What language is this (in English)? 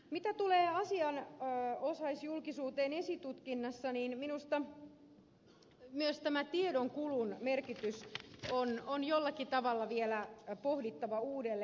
Finnish